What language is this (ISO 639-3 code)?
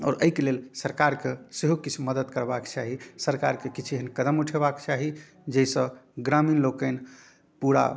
mai